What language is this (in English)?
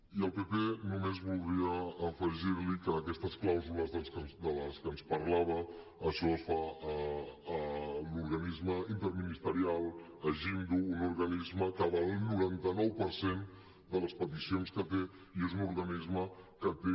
Catalan